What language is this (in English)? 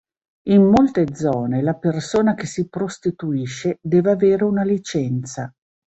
Italian